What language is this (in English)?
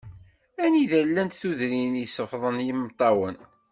Kabyle